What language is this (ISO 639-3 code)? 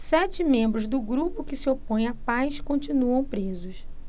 por